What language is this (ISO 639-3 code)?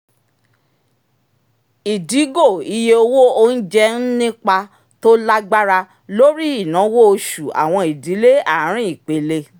yor